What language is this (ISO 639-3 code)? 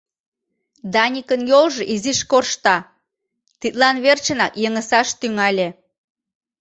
chm